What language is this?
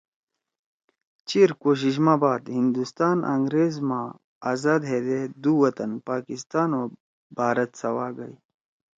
Torwali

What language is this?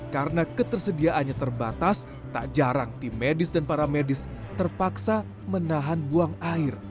Indonesian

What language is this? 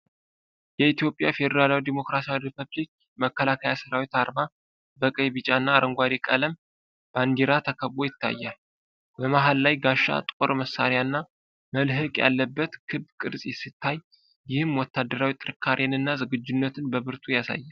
Amharic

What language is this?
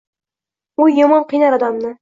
Uzbek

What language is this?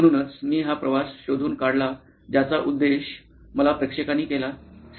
Marathi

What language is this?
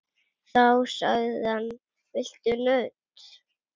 Icelandic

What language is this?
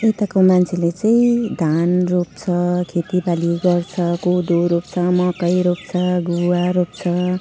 Nepali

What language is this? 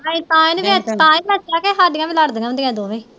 Punjabi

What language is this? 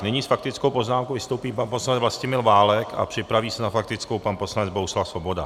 Czech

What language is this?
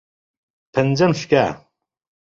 Central Kurdish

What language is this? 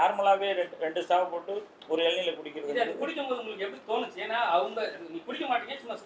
Tamil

